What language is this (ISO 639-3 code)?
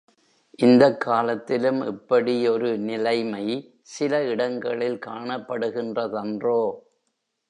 tam